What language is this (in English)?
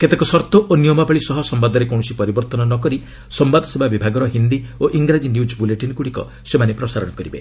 Odia